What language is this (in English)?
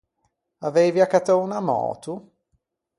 Ligurian